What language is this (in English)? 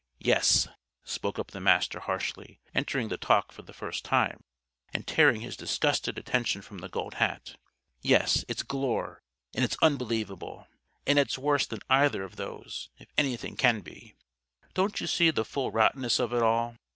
English